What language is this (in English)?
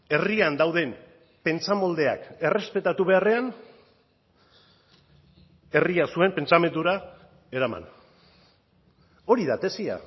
Basque